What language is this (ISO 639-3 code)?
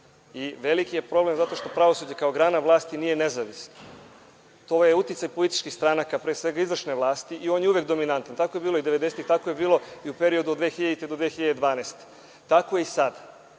srp